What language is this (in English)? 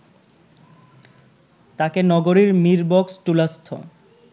Bangla